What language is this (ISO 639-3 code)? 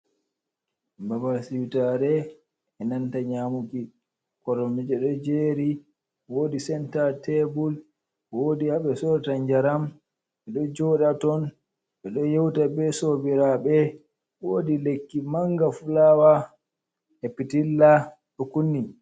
ful